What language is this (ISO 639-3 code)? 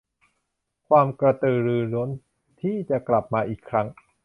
tha